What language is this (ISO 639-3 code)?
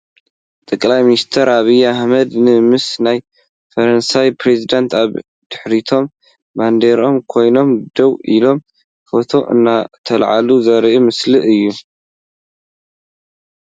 tir